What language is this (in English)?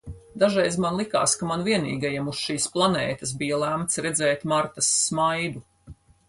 Latvian